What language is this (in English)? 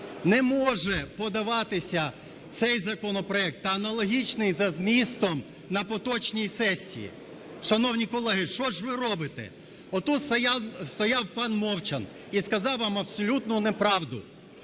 Ukrainian